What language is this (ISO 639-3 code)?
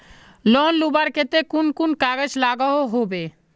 mag